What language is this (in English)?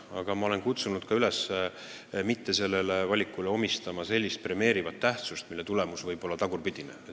Estonian